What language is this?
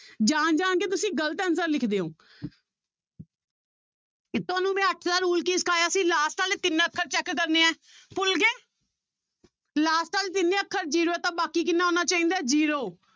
Punjabi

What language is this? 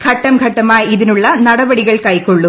Malayalam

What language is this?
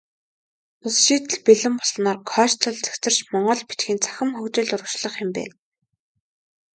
Mongolian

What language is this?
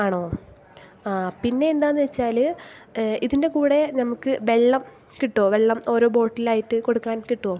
Malayalam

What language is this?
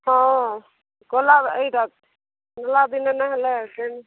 Odia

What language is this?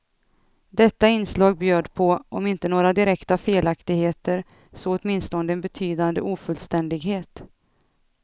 Swedish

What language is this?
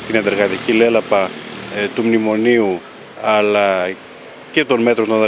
Greek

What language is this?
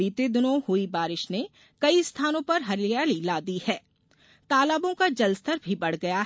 Hindi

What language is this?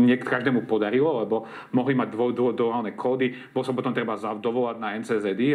Slovak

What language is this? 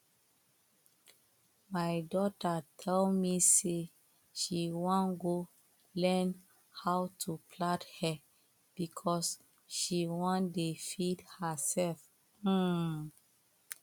Nigerian Pidgin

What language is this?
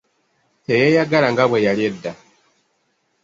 Ganda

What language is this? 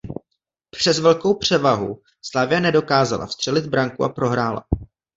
Czech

